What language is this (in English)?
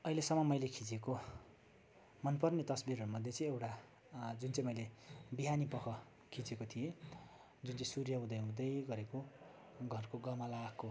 Nepali